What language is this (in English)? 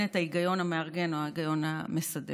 Hebrew